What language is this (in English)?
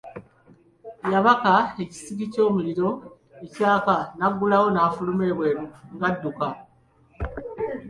Ganda